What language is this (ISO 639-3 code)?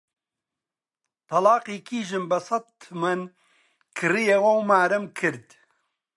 ckb